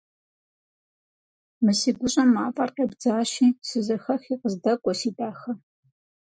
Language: Kabardian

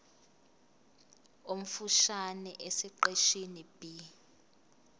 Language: Zulu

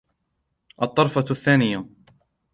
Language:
Arabic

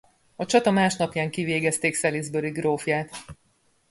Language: Hungarian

